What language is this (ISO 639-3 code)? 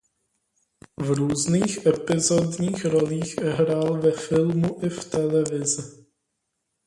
ces